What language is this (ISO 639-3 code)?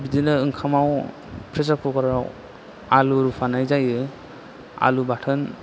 brx